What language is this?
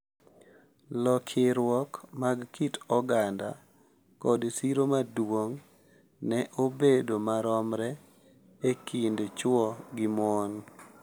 Luo (Kenya and Tanzania)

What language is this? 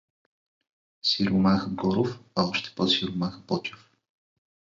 Bulgarian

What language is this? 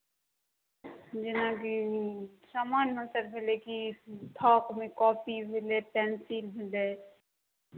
Maithili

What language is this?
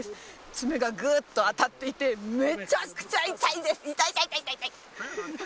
Japanese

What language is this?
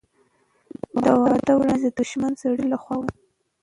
Pashto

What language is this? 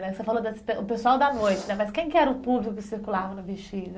Portuguese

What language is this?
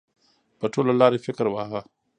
Pashto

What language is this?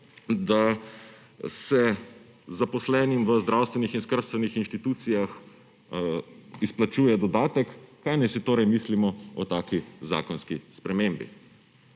Slovenian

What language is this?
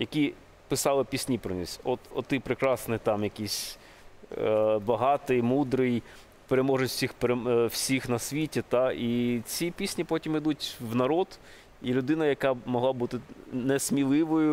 Ukrainian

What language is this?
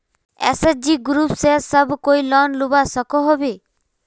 Magahi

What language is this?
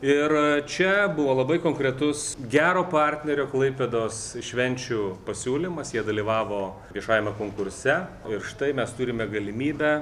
Lithuanian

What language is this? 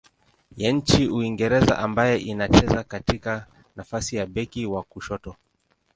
Swahili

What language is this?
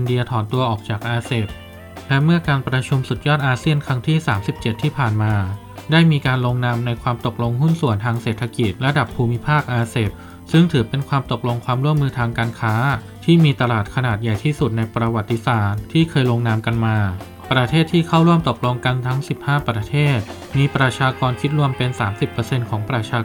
Thai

